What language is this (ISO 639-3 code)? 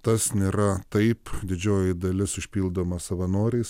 lit